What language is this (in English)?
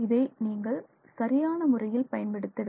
Tamil